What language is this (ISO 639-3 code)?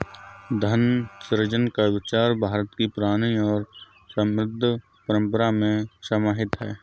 hin